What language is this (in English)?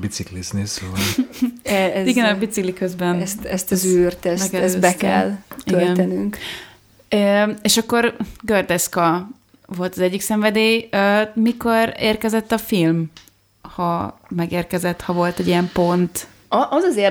Hungarian